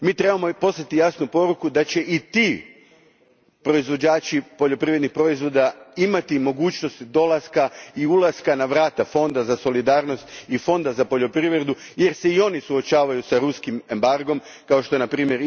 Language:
Croatian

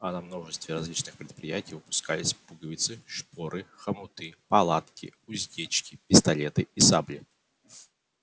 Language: Russian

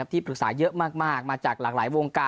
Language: Thai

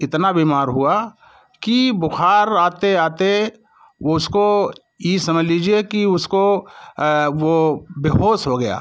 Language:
Hindi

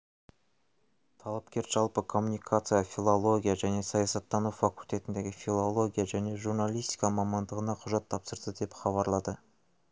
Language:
Kazakh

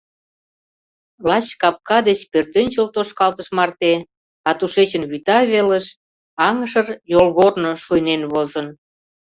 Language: Mari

